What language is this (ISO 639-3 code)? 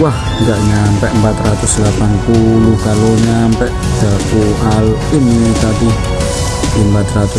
ind